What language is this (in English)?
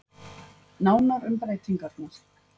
Icelandic